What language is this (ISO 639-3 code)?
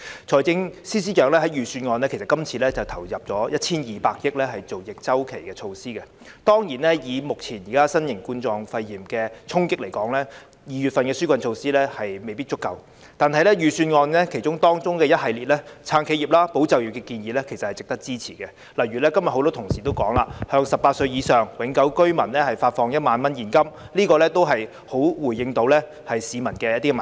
yue